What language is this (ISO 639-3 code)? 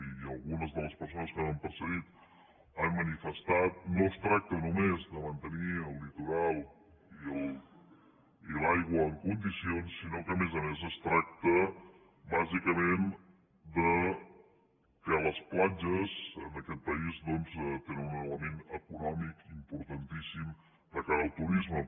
cat